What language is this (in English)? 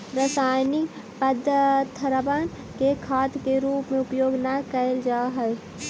Magahi